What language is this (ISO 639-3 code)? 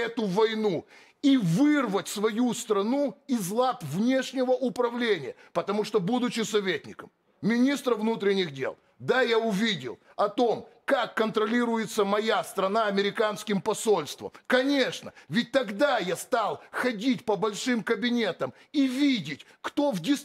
rus